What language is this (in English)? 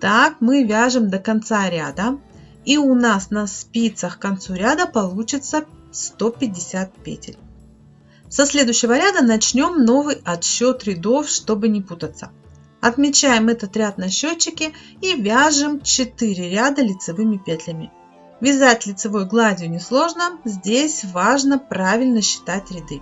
Russian